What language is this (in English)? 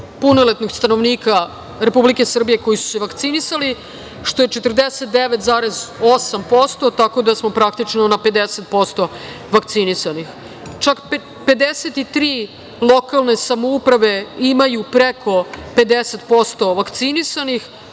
Serbian